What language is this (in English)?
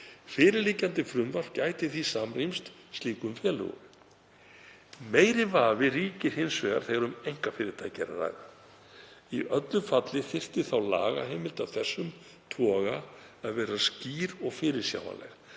Icelandic